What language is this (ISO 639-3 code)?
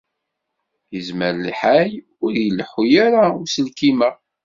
kab